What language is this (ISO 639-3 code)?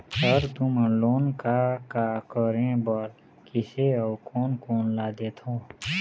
hne